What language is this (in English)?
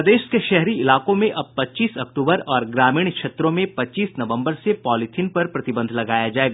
Hindi